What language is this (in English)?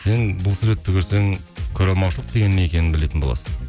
Kazakh